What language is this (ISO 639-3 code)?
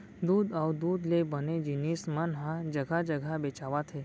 hne